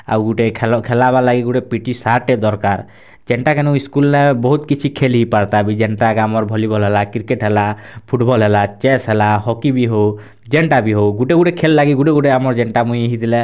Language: Odia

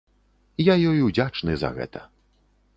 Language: Belarusian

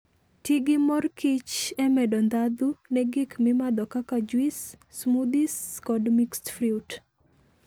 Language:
Luo (Kenya and Tanzania)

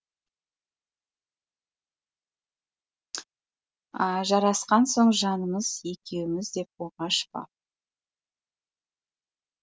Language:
Kazakh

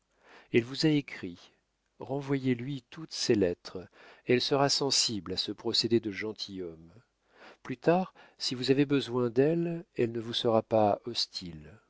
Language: French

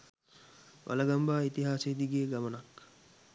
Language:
Sinhala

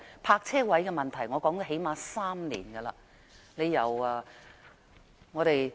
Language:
Cantonese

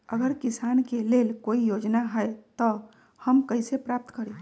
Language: Magahi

